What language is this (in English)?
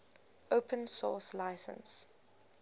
English